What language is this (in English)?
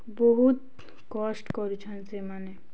Odia